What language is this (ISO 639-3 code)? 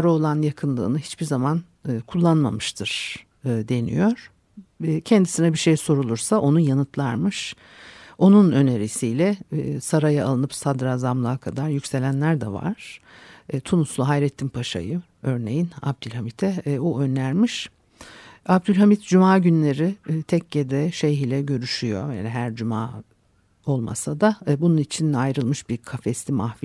tur